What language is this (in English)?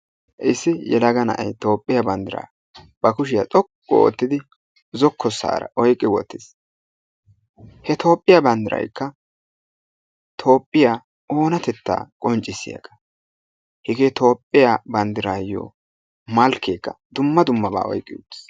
Wolaytta